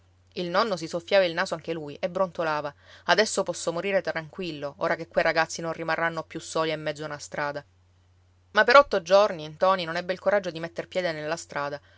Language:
Italian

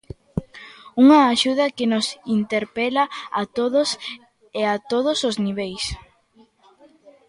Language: Galician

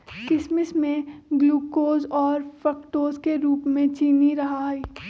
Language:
Magahi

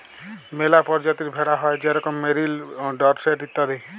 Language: Bangla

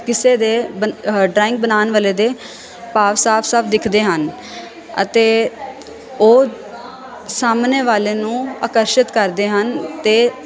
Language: Punjabi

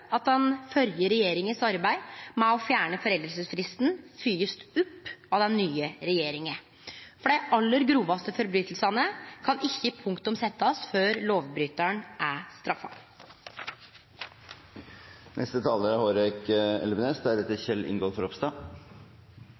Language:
Norwegian Nynorsk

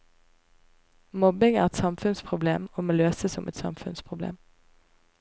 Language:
Norwegian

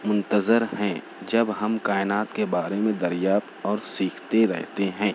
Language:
Urdu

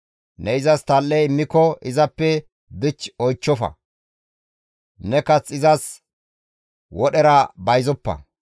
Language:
Gamo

